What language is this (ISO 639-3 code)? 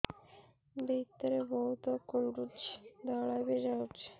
ori